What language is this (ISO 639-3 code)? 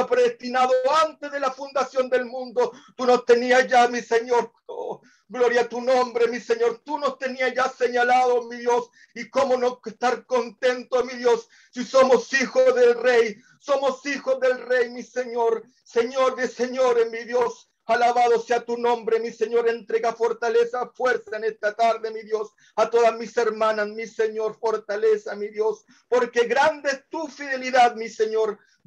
spa